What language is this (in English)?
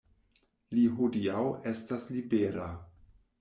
Esperanto